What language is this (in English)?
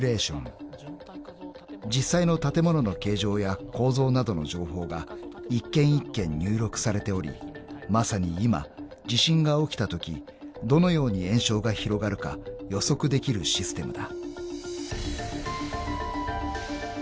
Japanese